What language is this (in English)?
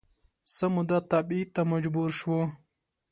Pashto